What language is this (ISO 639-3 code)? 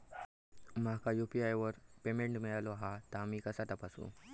mar